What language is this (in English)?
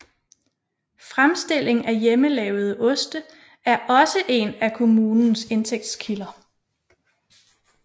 Danish